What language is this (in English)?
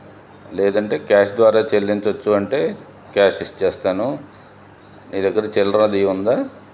Telugu